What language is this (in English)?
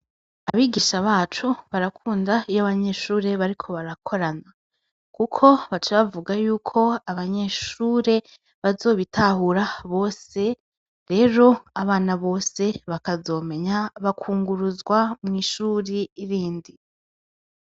Rundi